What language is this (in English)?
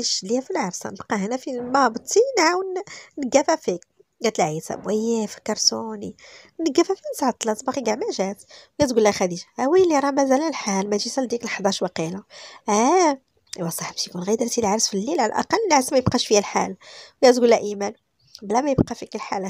Arabic